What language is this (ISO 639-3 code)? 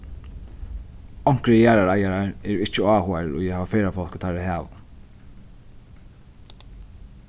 fao